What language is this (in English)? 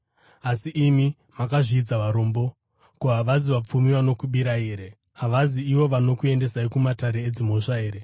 Shona